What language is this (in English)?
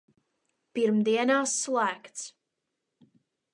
Latvian